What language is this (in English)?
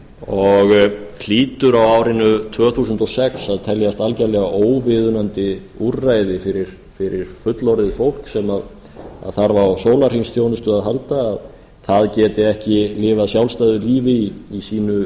Icelandic